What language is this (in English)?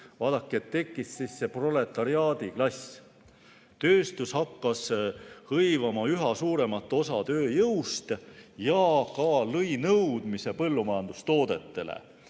Estonian